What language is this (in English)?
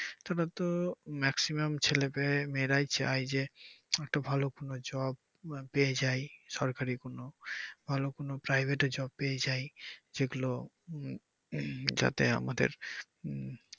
Bangla